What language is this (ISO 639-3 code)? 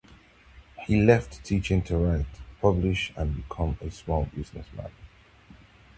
eng